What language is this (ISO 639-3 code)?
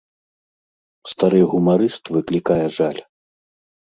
bel